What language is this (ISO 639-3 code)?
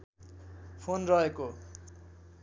nep